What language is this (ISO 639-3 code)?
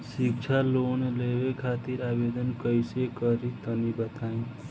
bho